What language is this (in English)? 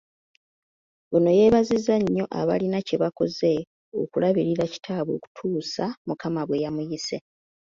Ganda